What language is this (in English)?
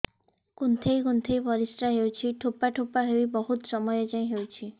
Odia